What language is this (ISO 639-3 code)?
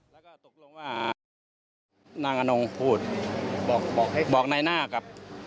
tha